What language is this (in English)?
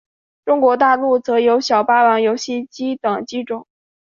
Chinese